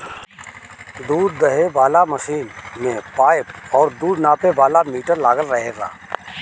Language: Bhojpuri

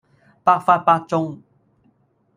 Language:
Cantonese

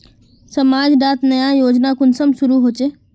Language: Magahi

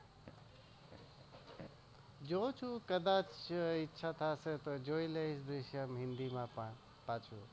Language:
Gujarati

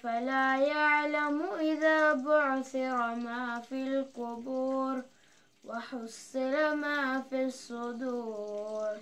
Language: Arabic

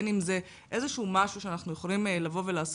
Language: Hebrew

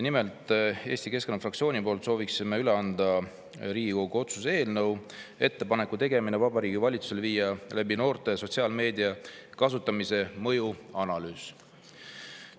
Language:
Estonian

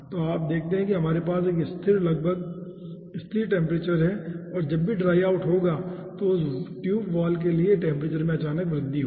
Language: Hindi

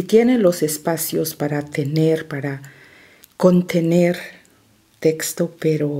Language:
Spanish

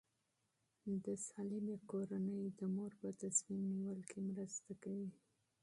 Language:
Pashto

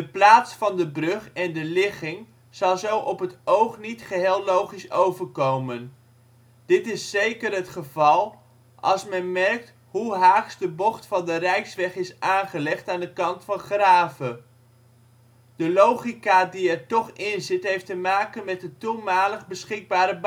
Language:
Dutch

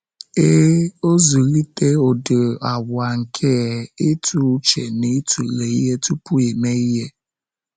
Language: Igbo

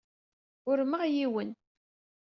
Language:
Kabyle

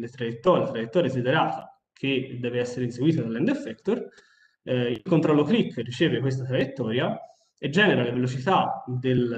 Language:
Italian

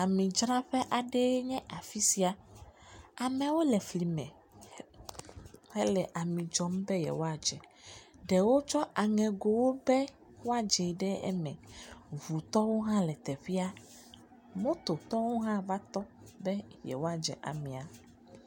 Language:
Ewe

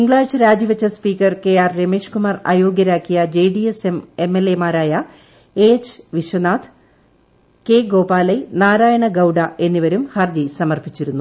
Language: Malayalam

